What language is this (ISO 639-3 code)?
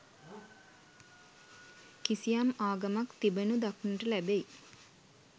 sin